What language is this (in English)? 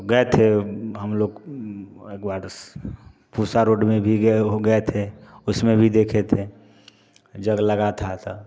Hindi